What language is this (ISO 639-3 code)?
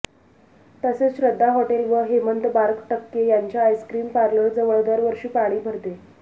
mar